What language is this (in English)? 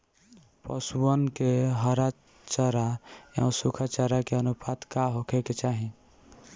Bhojpuri